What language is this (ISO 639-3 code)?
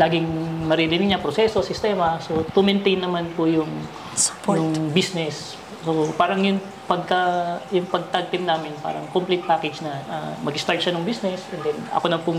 fil